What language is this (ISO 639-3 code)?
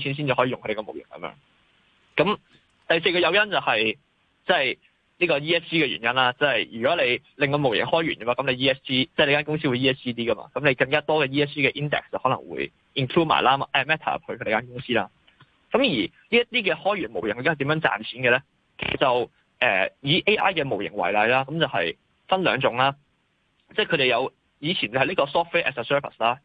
zho